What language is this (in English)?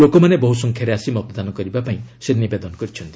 Odia